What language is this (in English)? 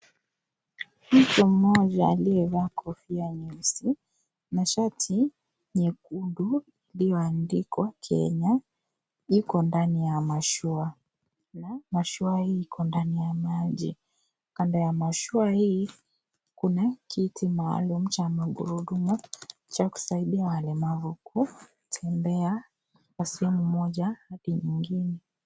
Swahili